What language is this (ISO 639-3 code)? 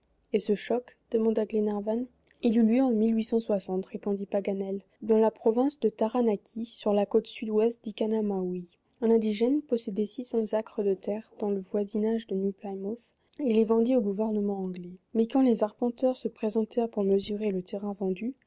fra